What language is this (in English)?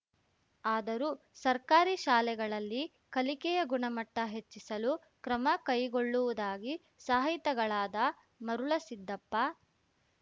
Kannada